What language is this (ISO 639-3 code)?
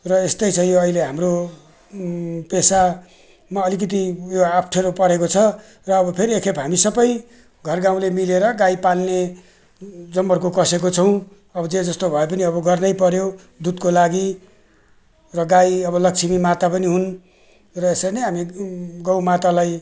nep